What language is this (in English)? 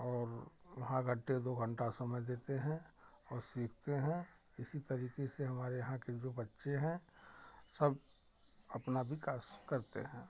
Hindi